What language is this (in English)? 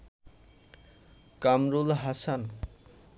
Bangla